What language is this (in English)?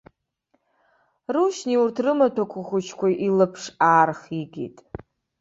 Abkhazian